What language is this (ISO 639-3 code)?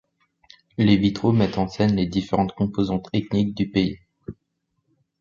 fra